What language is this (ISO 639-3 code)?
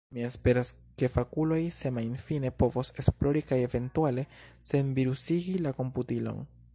epo